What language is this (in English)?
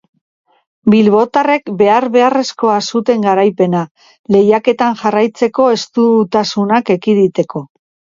Basque